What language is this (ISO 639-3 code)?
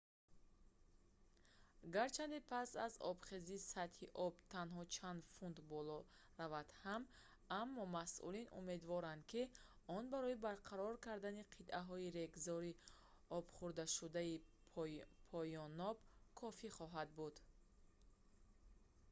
tgk